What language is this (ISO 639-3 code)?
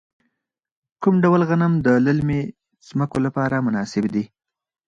pus